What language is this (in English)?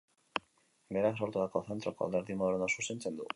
Basque